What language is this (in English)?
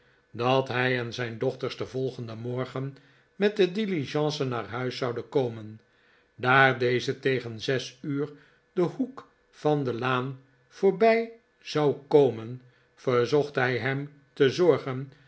Dutch